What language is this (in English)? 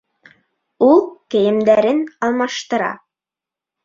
Bashkir